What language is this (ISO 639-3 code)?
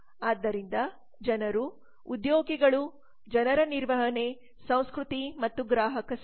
kan